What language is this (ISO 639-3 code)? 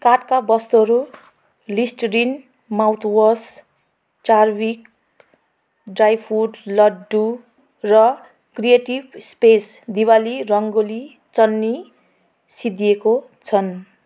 nep